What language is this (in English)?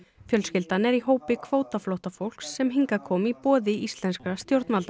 Icelandic